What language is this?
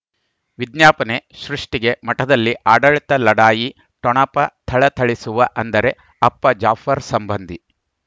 Kannada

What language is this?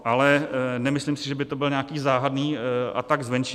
Czech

